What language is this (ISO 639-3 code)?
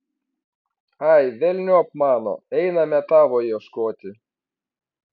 lit